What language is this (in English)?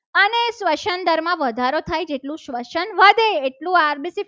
Gujarati